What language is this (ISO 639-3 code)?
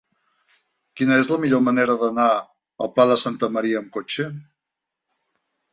cat